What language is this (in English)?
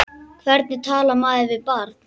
Icelandic